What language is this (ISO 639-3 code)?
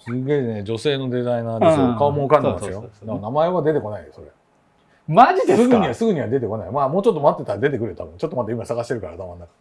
jpn